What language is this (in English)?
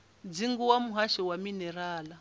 Venda